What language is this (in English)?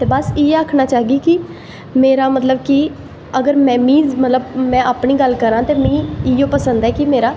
Dogri